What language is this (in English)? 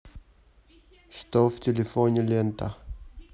Russian